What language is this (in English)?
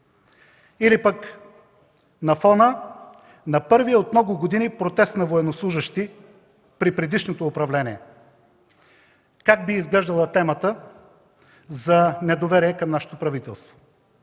Bulgarian